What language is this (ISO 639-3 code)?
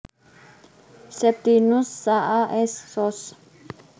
jav